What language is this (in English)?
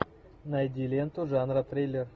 Russian